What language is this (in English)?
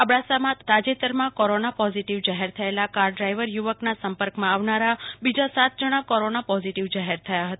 Gujarati